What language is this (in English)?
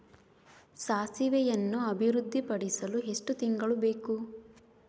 Kannada